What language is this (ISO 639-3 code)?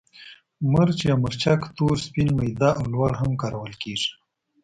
pus